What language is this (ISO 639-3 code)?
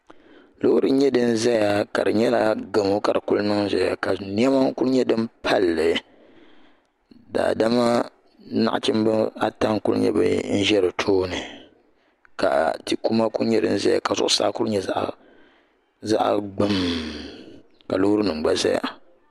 dag